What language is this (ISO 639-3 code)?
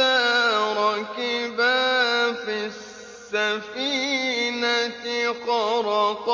ara